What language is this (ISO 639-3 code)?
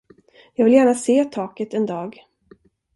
swe